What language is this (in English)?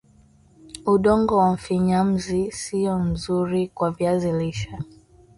Swahili